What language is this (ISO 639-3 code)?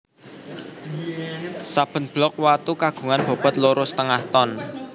jav